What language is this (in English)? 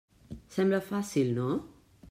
Catalan